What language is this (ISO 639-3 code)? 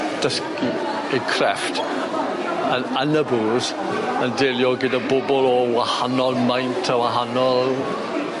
cym